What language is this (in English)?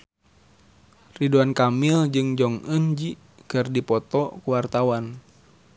Sundanese